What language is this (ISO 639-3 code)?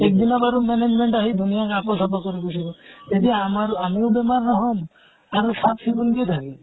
asm